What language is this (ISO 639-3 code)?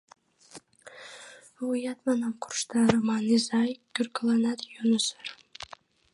chm